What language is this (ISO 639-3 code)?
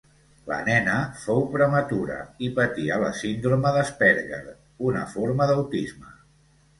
cat